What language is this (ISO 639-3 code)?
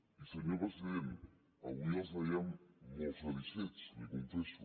cat